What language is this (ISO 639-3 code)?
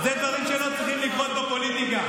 heb